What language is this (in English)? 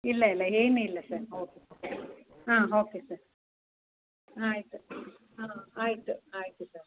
Kannada